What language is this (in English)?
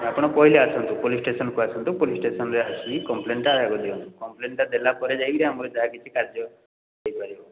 Odia